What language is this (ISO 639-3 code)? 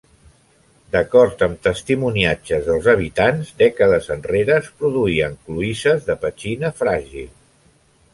cat